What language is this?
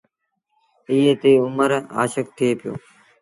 Sindhi Bhil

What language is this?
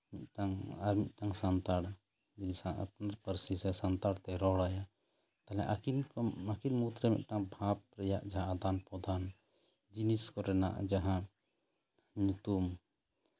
Santali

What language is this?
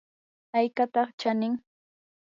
Yanahuanca Pasco Quechua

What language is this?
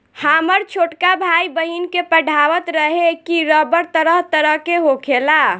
Bhojpuri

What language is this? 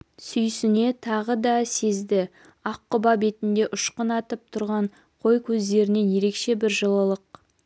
Kazakh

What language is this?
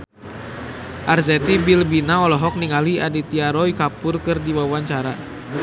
Sundanese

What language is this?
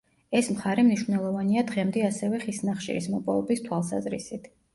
Georgian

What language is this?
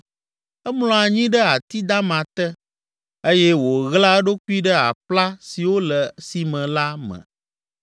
Ewe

